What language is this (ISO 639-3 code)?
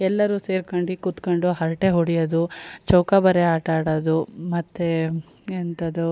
kan